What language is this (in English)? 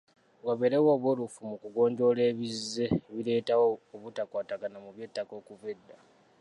Ganda